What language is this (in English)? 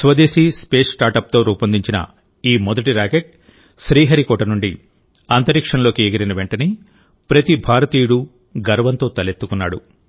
Telugu